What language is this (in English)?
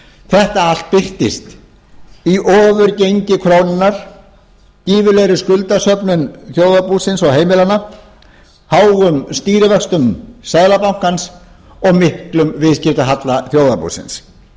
Icelandic